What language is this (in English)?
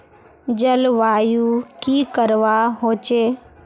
Magahi